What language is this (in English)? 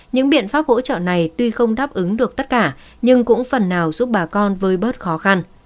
Vietnamese